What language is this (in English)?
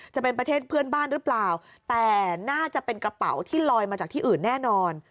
Thai